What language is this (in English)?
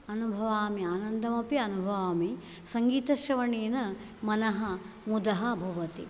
Sanskrit